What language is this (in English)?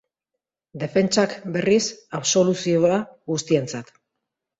Basque